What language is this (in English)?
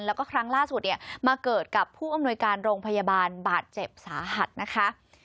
Thai